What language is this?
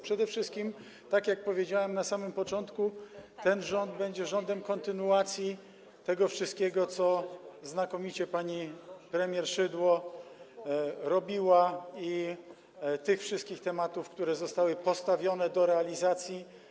Polish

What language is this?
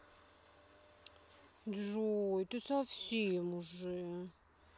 Russian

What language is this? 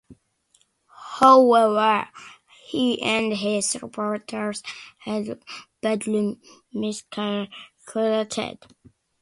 English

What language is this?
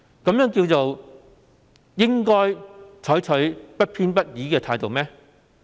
Cantonese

